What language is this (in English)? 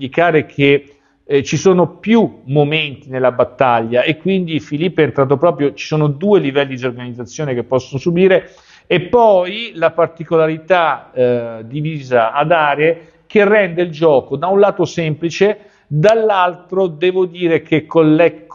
Italian